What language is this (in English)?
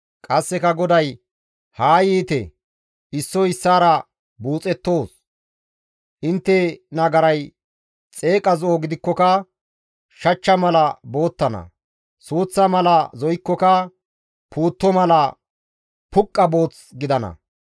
Gamo